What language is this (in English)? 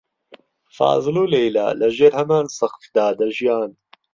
Central Kurdish